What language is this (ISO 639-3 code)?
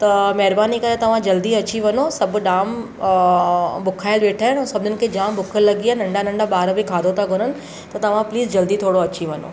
snd